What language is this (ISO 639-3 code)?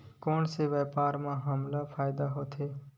hne